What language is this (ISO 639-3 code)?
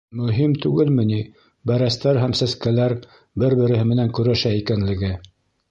bak